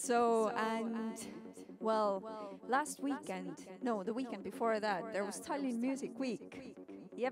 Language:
English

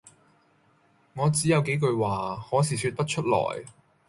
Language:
Cantonese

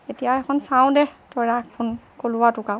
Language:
Assamese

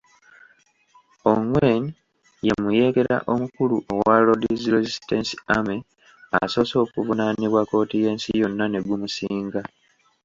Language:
Ganda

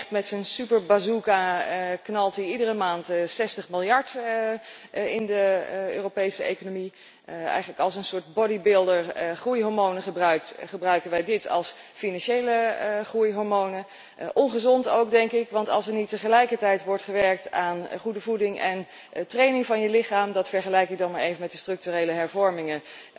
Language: Dutch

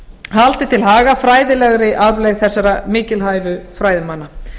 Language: Icelandic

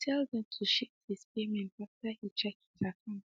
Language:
Nigerian Pidgin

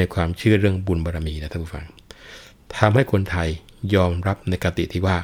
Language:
Thai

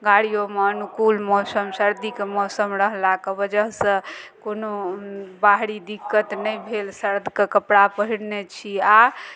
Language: Maithili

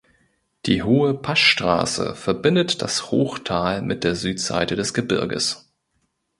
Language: German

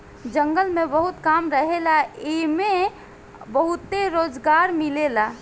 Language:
Bhojpuri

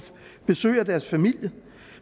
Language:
Danish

